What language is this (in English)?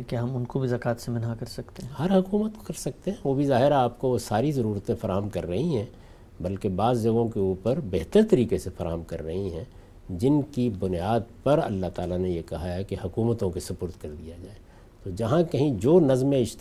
Urdu